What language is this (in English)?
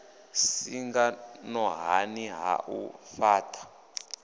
Venda